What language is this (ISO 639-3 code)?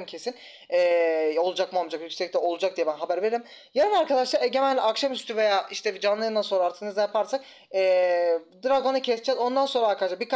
tur